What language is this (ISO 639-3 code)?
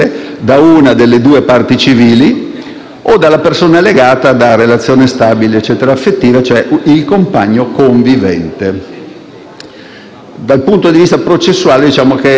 ita